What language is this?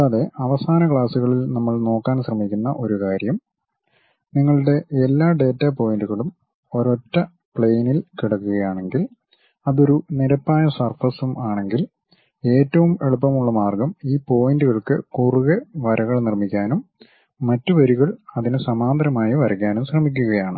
Malayalam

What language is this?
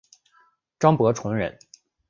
Chinese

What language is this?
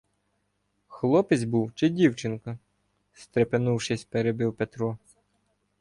Ukrainian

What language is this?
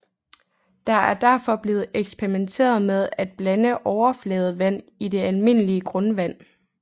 Danish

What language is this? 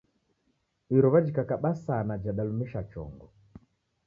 Taita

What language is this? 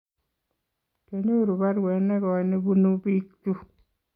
Kalenjin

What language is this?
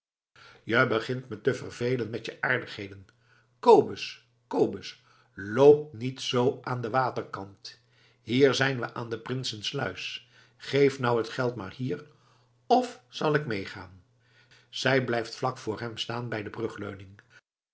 Dutch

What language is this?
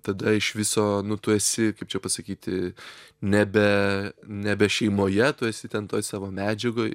Lithuanian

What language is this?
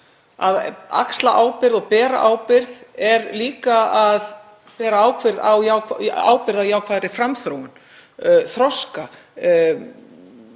Icelandic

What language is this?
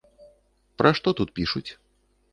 Belarusian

